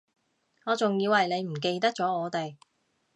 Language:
Cantonese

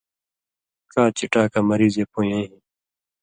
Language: Indus Kohistani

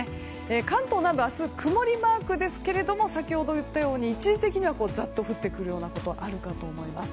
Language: Japanese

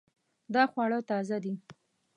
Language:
Pashto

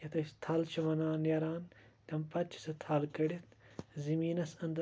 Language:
Kashmiri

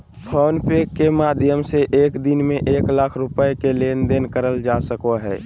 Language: Magahi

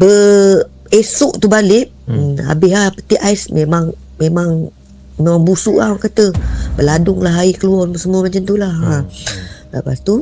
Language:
Malay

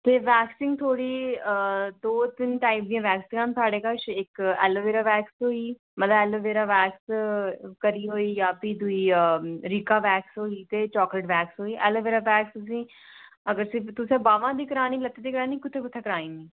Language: Dogri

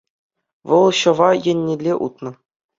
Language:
Chuvash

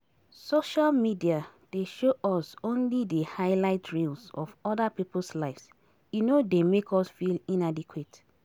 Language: Nigerian Pidgin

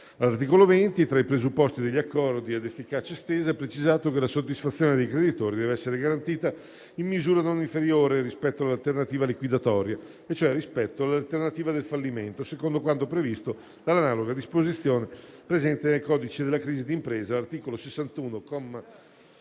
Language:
Italian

